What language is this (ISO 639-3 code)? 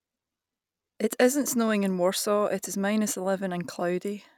eng